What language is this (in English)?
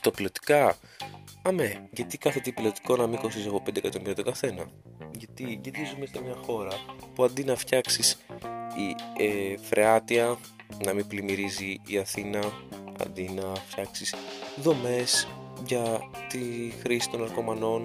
Greek